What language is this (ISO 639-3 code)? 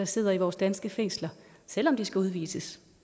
dan